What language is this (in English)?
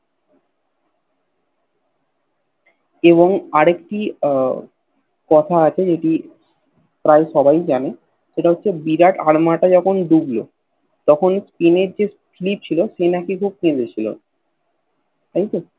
Bangla